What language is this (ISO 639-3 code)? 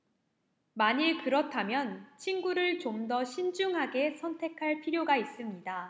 kor